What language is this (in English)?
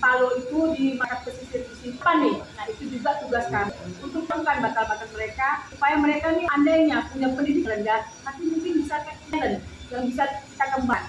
Indonesian